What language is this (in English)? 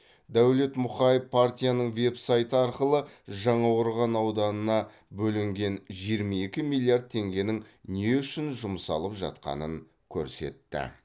Kazakh